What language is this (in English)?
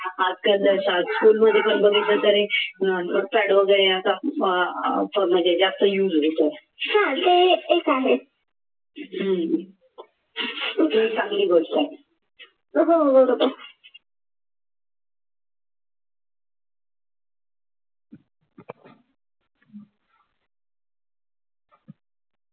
Marathi